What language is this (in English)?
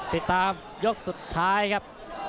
Thai